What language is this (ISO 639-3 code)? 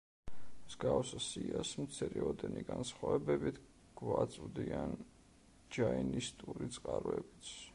kat